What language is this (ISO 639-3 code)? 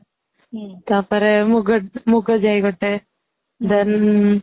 ori